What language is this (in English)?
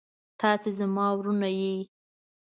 Pashto